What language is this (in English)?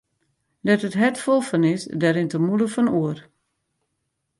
Western Frisian